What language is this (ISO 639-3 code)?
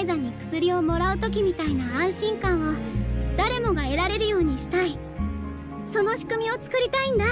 jpn